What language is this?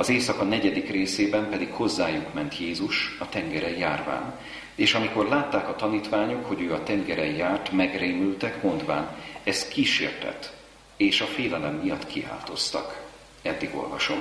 Hungarian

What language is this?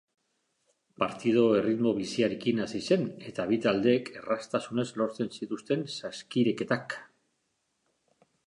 Basque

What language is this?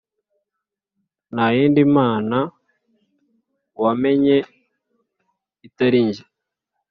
Kinyarwanda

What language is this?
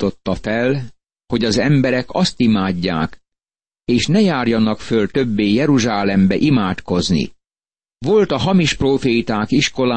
Hungarian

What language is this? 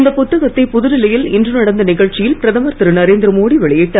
Tamil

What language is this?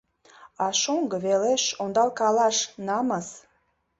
Mari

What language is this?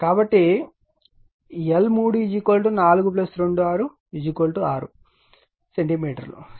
Telugu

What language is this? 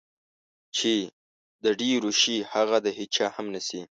Pashto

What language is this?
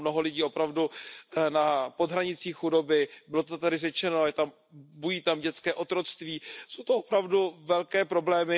Czech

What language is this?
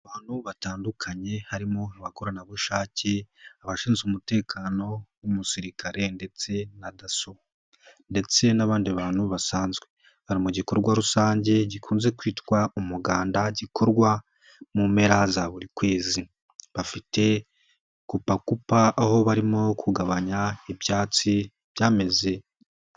Kinyarwanda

